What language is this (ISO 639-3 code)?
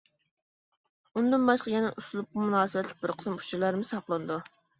uig